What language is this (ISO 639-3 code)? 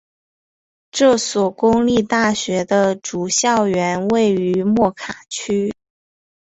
zho